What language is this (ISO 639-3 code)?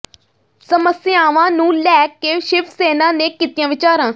pan